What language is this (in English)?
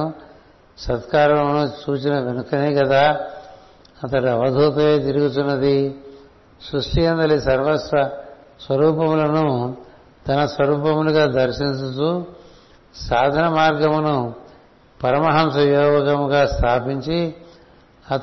Telugu